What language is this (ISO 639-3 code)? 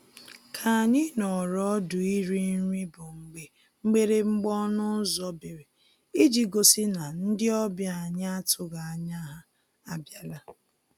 ibo